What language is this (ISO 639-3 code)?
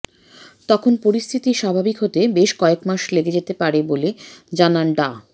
ben